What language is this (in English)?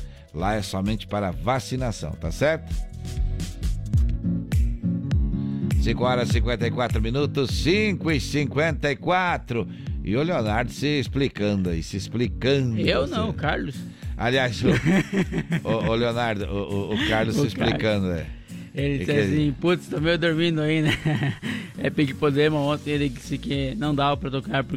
Portuguese